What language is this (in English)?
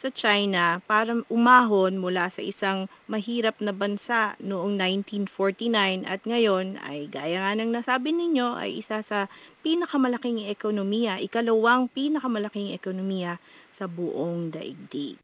Filipino